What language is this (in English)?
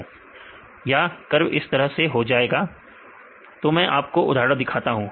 Hindi